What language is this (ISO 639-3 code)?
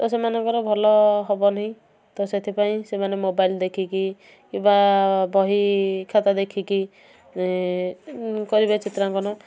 ori